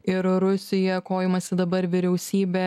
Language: Lithuanian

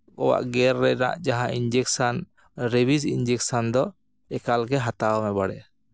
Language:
Santali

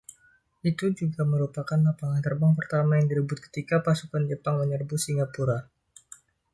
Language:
Indonesian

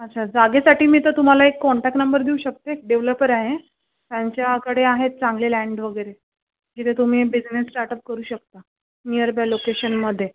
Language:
Marathi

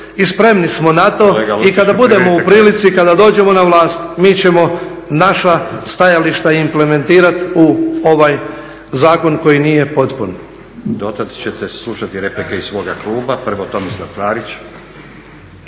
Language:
Croatian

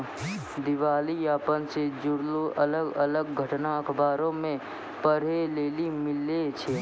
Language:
Maithili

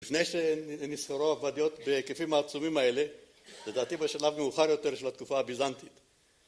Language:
Hebrew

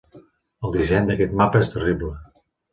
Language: Catalan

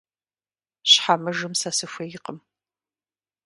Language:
Kabardian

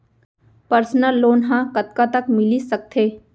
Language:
Chhattisgarhi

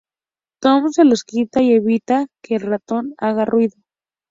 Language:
Spanish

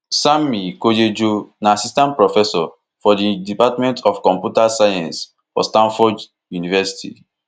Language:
Nigerian Pidgin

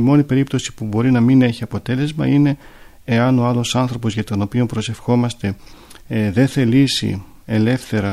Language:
Greek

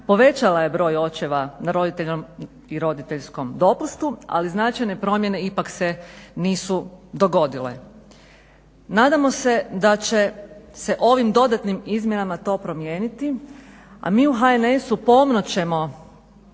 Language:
Croatian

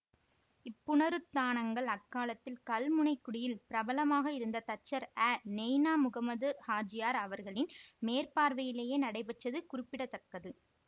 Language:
Tamil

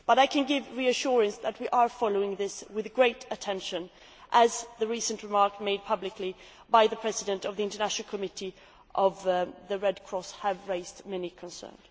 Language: English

